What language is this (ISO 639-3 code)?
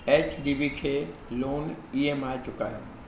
snd